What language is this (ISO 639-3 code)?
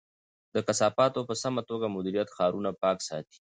pus